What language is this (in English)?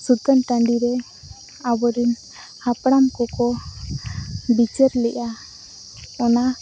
Santali